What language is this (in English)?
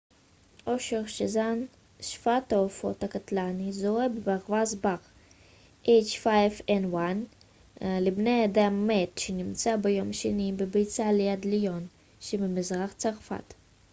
Hebrew